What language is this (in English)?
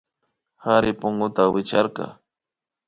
Imbabura Highland Quichua